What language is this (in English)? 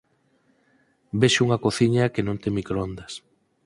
Galician